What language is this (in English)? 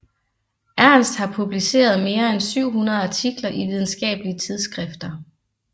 Danish